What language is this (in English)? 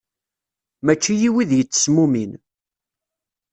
Kabyle